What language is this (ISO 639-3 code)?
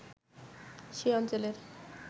ben